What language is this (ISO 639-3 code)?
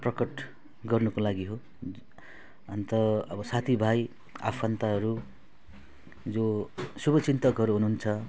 nep